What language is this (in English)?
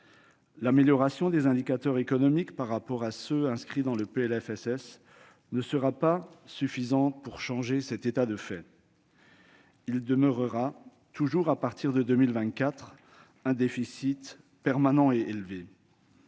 French